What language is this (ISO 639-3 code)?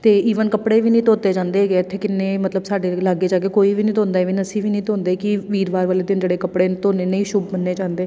pan